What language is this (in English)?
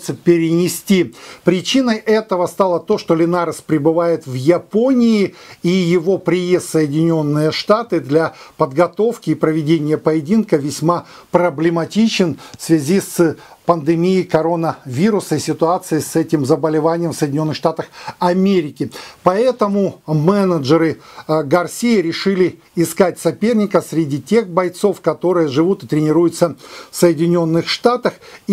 Russian